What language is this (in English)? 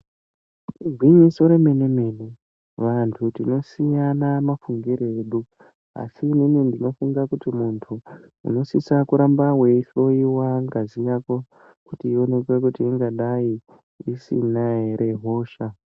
Ndau